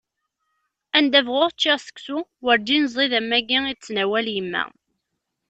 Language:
Kabyle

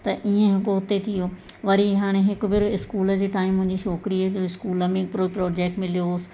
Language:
Sindhi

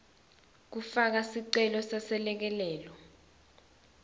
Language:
Swati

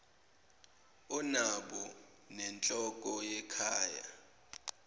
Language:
Zulu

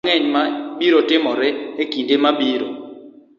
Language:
Luo (Kenya and Tanzania)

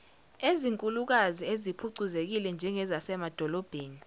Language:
Zulu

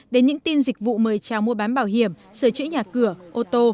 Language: Vietnamese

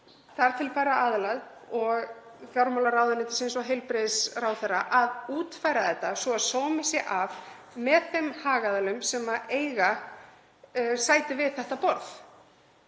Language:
Icelandic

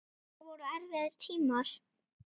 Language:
Icelandic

